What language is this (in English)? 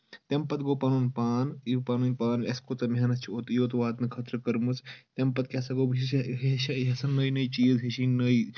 Kashmiri